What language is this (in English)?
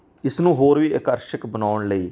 Punjabi